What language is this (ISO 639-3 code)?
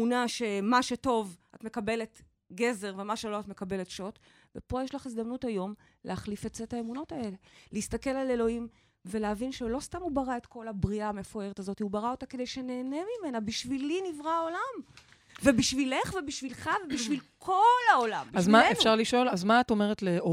heb